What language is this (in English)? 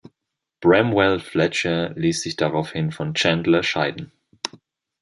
German